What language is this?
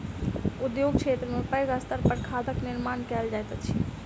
Maithili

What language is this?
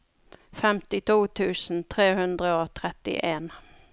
Norwegian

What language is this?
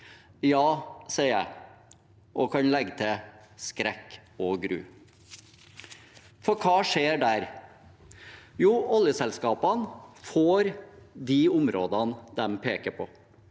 Norwegian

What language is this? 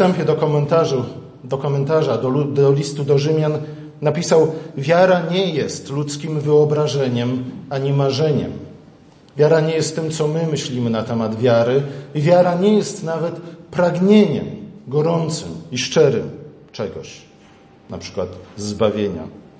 Polish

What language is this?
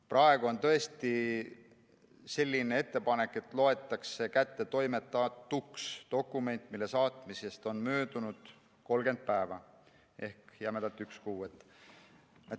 Estonian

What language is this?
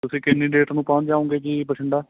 Punjabi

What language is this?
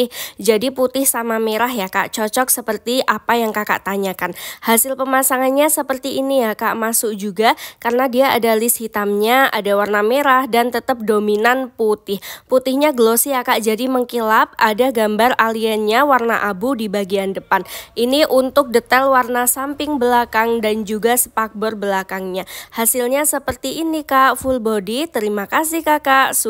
Indonesian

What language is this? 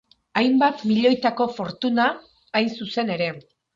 Basque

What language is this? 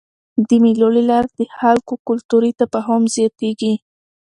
Pashto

